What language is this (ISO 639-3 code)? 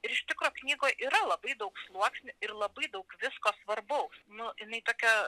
lit